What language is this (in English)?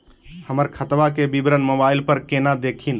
Magahi